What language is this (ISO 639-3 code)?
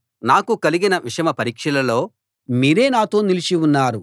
tel